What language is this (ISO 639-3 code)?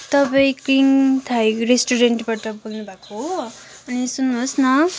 nep